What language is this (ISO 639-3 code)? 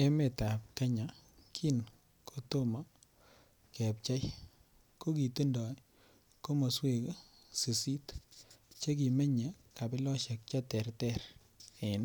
kln